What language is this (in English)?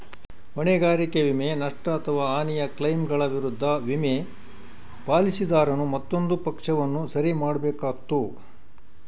Kannada